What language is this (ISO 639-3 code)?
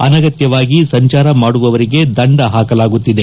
kan